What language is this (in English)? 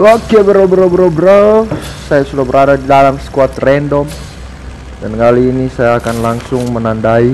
Indonesian